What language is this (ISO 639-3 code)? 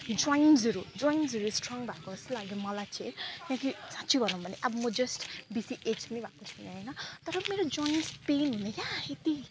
nep